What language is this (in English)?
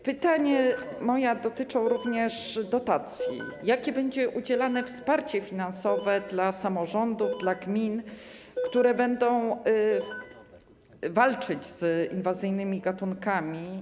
Polish